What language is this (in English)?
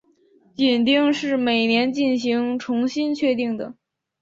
Chinese